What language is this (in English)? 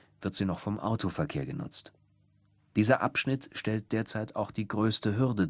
German